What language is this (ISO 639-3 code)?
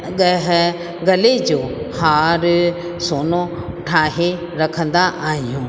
snd